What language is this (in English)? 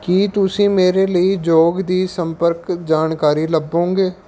Punjabi